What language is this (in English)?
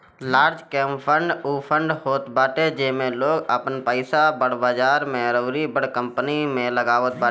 Bhojpuri